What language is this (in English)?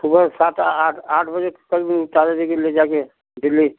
Hindi